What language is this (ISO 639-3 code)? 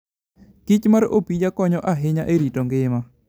luo